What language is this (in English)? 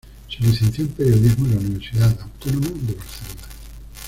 Spanish